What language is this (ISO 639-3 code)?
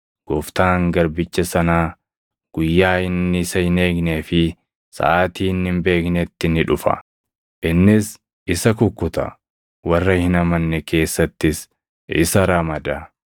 orm